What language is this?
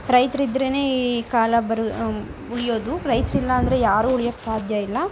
Kannada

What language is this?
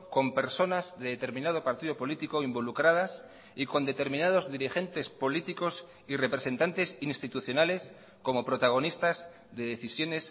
Spanish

